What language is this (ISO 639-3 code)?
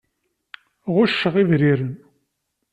kab